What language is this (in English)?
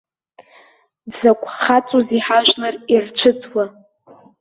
Abkhazian